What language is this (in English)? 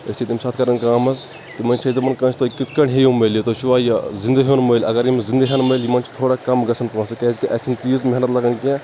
Kashmiri